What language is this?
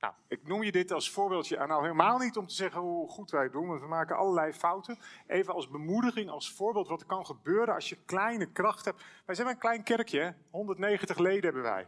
Dutch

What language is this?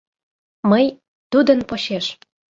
Mari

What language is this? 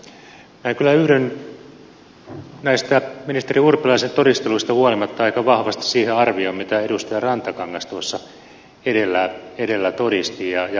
Finnish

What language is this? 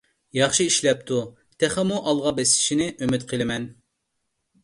Uyghur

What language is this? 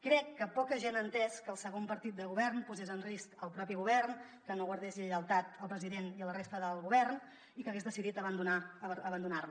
Catalan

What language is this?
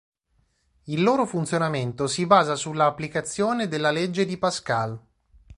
Italian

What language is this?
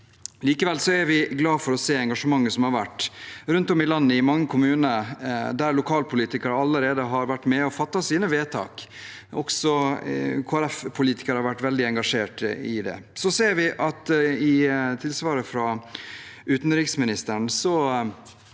Norwegian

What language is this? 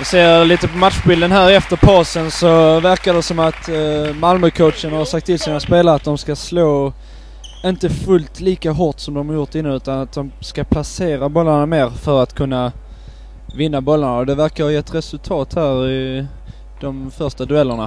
Swedish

